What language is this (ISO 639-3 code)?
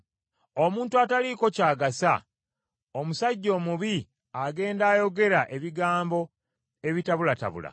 lug